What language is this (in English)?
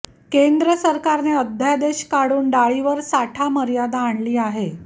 Marathi